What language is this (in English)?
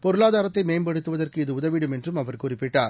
Tamil